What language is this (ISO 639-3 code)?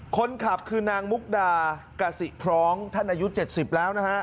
tha